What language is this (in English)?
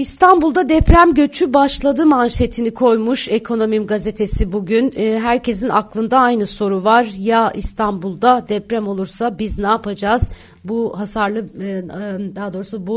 Turkish